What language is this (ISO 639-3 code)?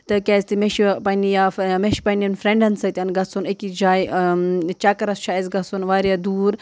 kas